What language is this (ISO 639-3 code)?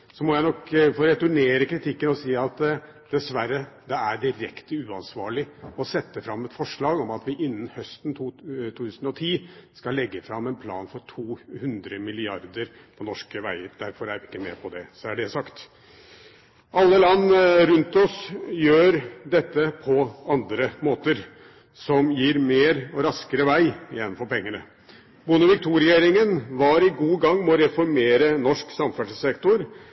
nob